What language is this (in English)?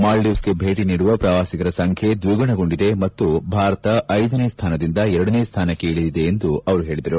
Kannada